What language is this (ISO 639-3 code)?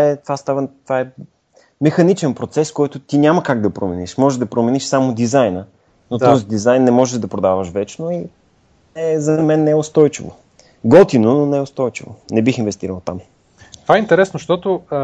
bul